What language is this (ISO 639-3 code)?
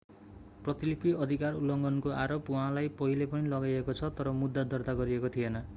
nep